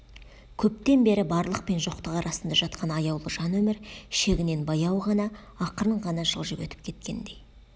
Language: Kazakh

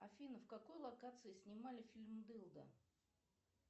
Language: Russian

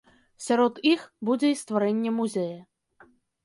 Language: Belarusian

